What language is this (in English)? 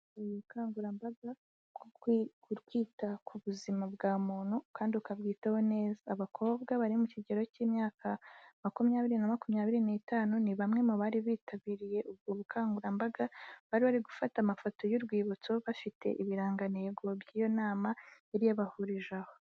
Kinyarwanda